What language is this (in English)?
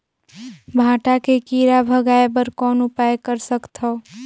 Chhattisgarhi